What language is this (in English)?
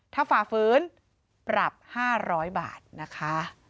Thai